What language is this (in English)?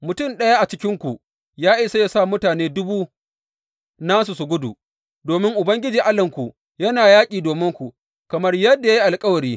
Hausa